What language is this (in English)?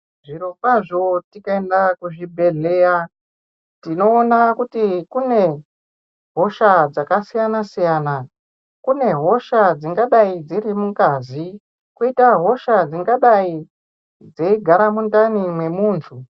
Ndau